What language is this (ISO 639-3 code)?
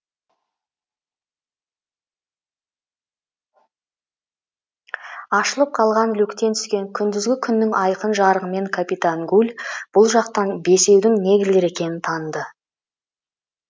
kaz